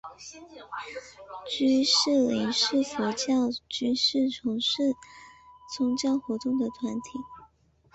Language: Chinese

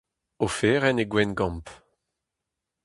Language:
Breton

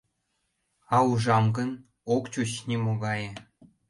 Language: Mari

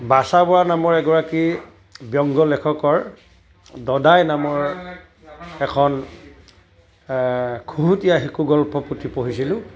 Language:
Assamese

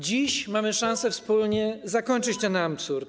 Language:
Polish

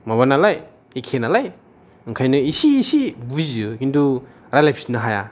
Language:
Bodo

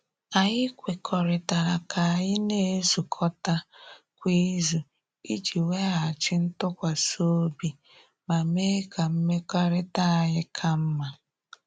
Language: Igbo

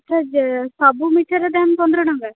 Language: Odia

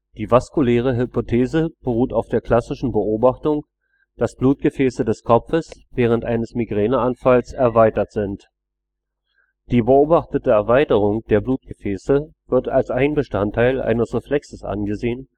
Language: German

